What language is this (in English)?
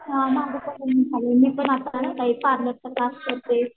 Marathi